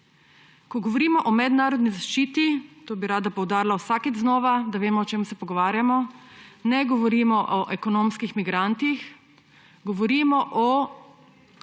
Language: Slovenian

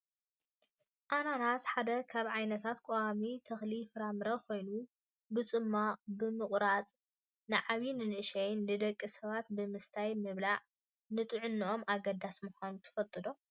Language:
Tigrinya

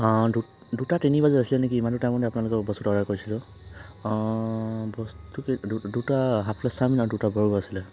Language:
Assamese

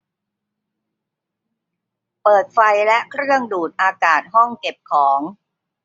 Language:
Thai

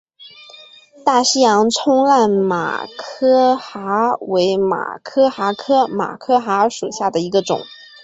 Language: Chinese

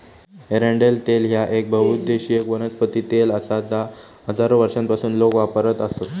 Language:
Marathi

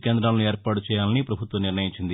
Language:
Telugu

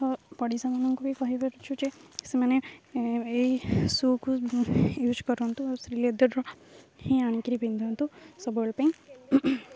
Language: Odia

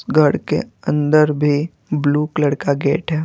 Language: Hindi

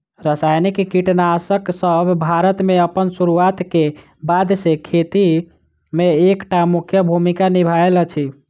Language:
Maithili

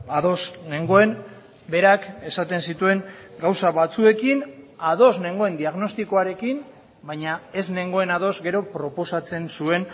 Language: Basque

